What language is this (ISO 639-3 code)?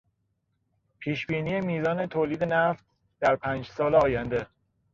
fas